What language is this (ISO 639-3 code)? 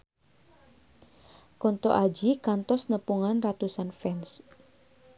sun